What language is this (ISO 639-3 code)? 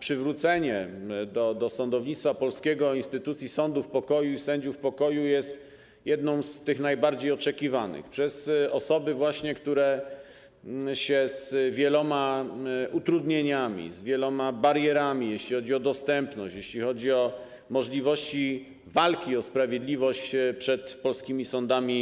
pol